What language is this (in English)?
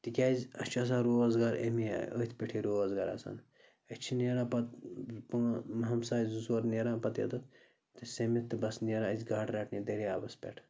Kashmiri